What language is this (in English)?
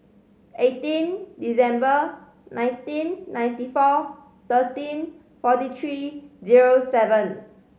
English